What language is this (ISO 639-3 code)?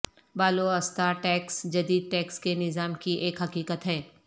urd